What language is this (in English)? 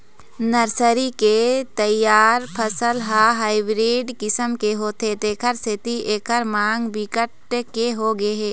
Chhattisgarhi